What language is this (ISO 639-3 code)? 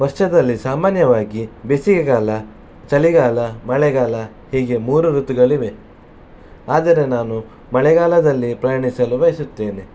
kan